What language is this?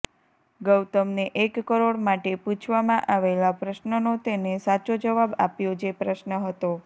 Gujarati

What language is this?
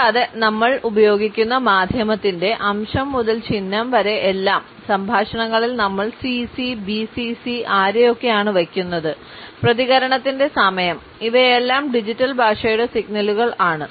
Malayalam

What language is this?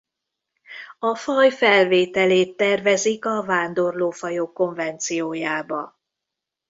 Hungarian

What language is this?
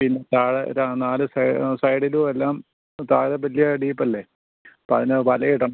Malayalam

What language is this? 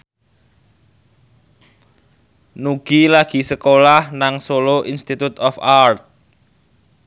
Javanese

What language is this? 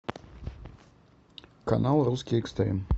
Russian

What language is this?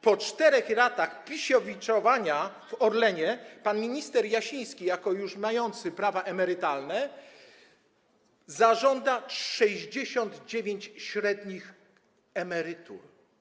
Polish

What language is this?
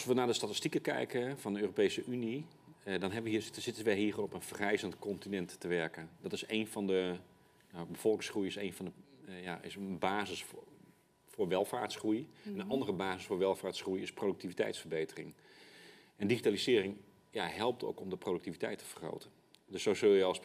Dutch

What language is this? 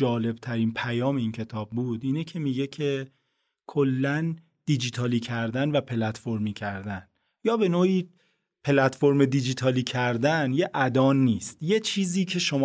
Persian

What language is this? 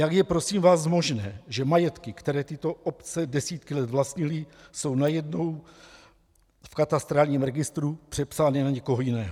Czech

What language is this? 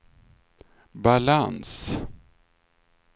Swedish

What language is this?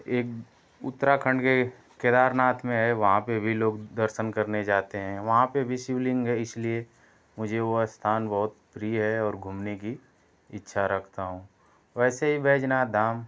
Hindi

